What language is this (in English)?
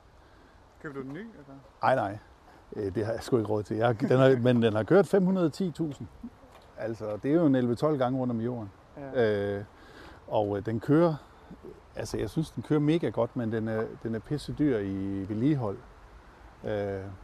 Danish